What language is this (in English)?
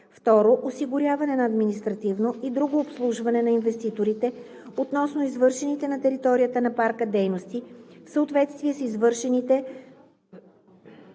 Bulgarian